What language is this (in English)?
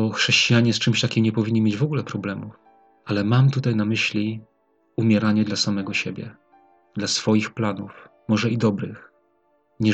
Polish